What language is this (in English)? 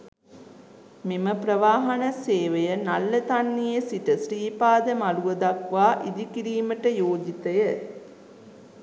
Sinhala